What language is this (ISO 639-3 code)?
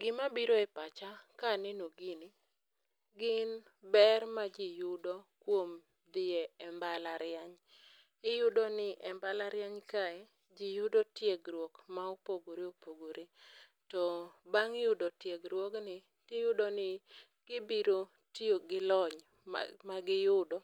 luo